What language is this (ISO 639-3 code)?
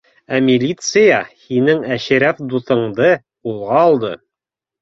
bak